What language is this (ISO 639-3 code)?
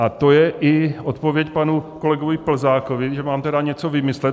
ces